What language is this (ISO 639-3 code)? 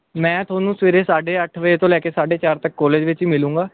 pan